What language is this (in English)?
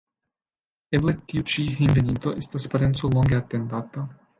Esperanto